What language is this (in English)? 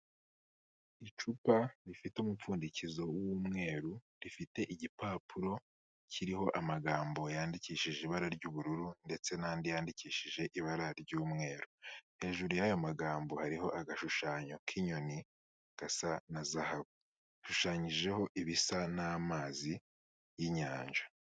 Kinyarwanda